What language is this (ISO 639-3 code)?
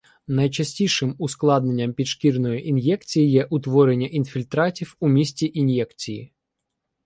ukr